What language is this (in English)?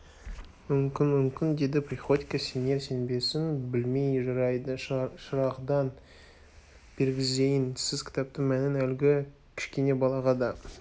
Kazakh